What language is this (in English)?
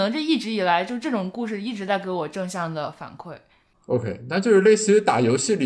Chinese